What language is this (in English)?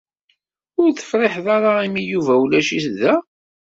Kabyle